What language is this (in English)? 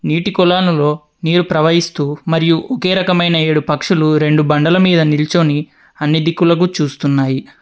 Telugu